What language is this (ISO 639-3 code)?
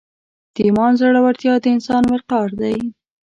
pus